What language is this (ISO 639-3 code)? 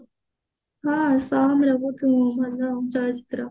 ori